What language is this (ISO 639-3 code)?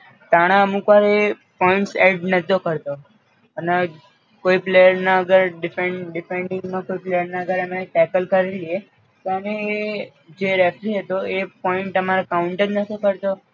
guj